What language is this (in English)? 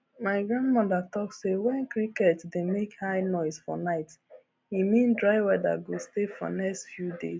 Nigerian Pidgin